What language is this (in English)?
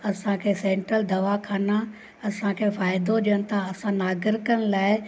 Sindhi